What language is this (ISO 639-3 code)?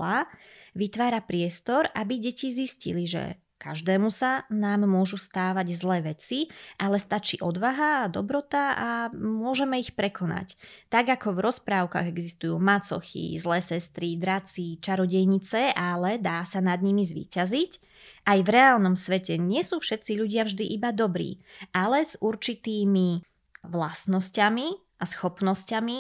slk